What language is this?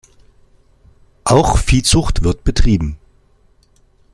German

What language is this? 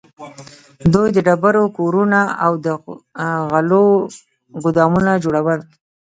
Pashto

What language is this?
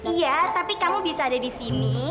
Indonesian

